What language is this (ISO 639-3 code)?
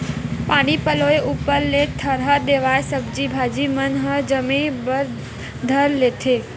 hne